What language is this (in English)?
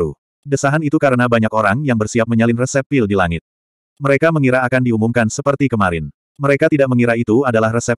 Indonesian